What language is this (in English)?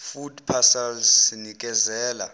Zulu